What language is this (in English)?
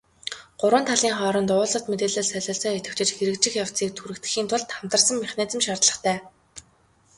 Mongolian